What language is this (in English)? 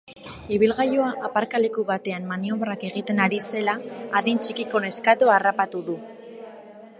Basque